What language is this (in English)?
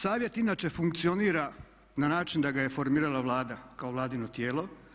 Croatian